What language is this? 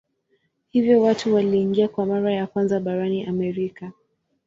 Swahili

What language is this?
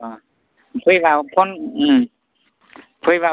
Bodo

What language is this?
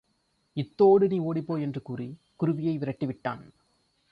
Tamil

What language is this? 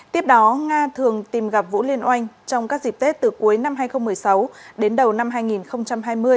Vietnamese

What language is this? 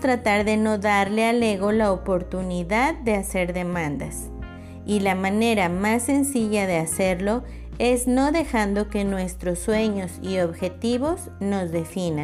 Spanish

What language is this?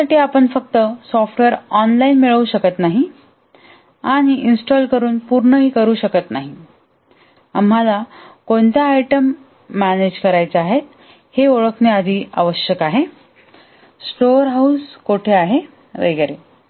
Marathi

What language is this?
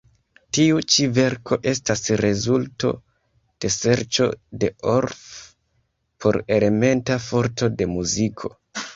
Esperanto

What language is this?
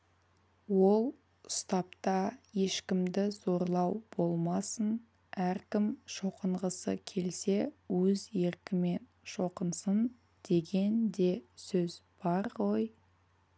Kazakh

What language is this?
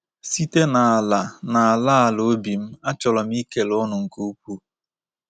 Igbo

